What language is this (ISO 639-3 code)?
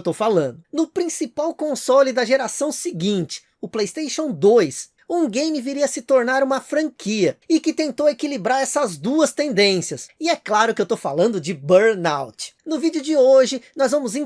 por